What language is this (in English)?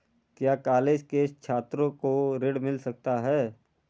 Hindi